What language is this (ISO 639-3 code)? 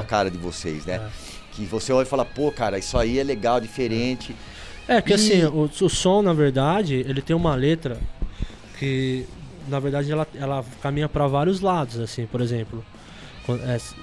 por